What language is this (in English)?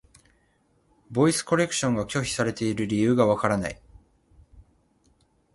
Japanese